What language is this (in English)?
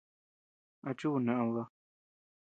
Tepeuxila Cuicatec